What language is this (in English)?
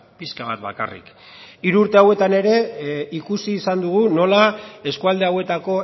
Basque